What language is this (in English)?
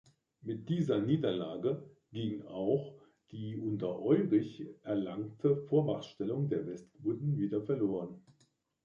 German